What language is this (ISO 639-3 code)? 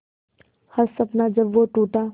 hin